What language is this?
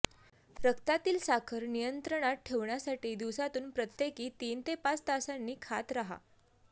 Marathi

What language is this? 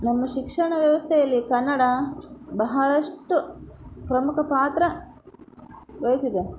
Kannada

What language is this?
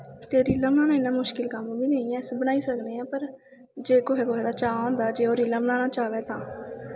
Dogri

